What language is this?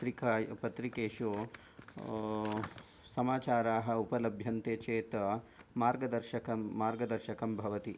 Sanskrit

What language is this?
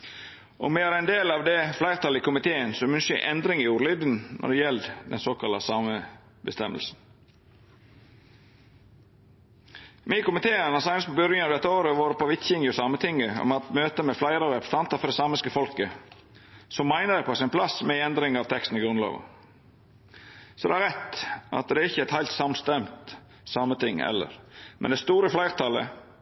Norwegian Nynorsk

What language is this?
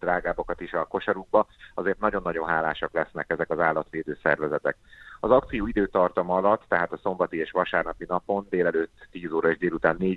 Hungarian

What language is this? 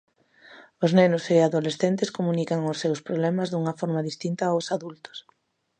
Galician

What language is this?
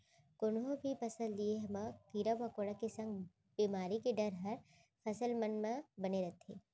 Chhattisgarhi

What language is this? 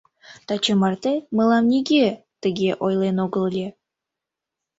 Mari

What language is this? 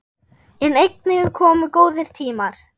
Icelandic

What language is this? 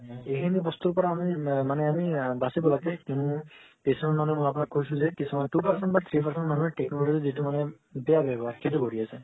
Assamese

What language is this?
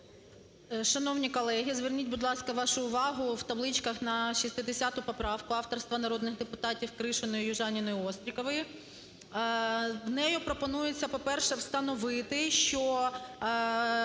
Ukrainian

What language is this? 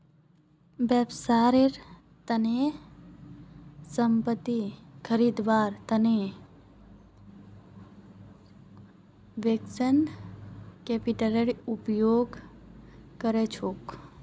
Magahi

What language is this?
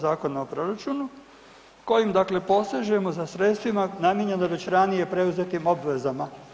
Croatian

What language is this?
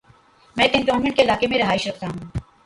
Urdu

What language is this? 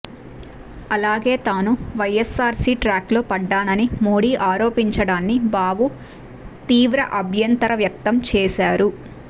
Telugu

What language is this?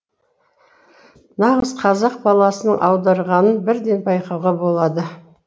Kazakh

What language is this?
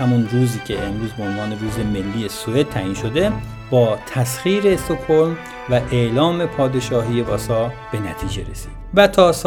Persian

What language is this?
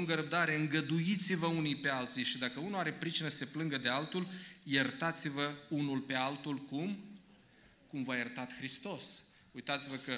Romanian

